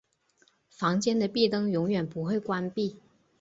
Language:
Chinese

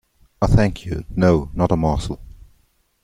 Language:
English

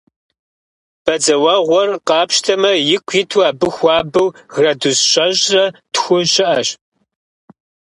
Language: Kabardian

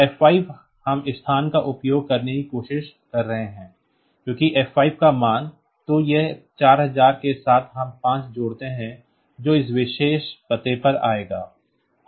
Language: Hindi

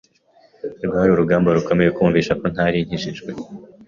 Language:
Kinyarwanda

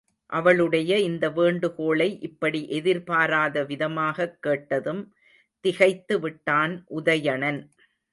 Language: Tamil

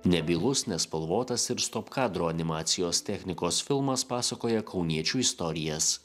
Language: Lithuanian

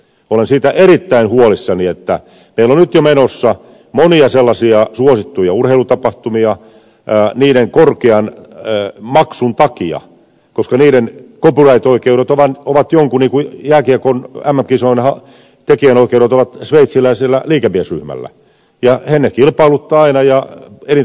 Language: Finnish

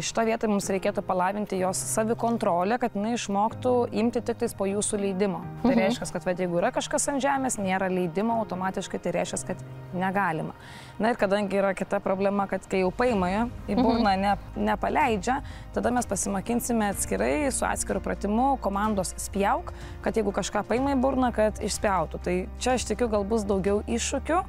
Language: Lithuanian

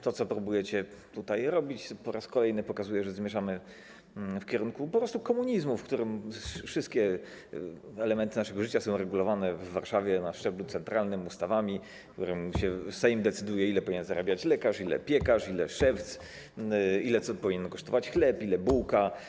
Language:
Polish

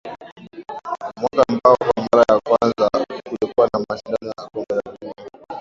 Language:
Swahili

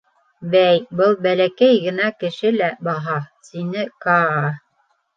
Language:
Bashkir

